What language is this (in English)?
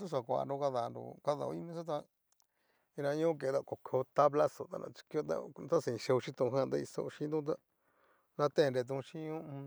Cacaloxtepec Mixtec